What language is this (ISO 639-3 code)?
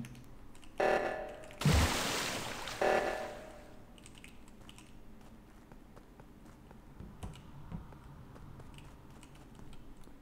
ron